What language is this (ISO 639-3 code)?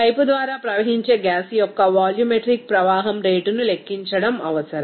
tel